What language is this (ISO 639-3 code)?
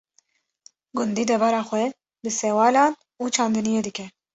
kur